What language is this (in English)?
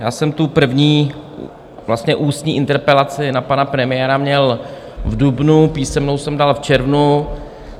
Czech